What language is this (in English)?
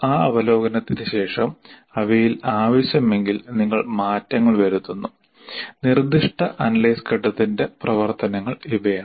Malayalam